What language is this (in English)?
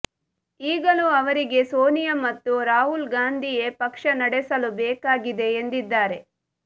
Kannada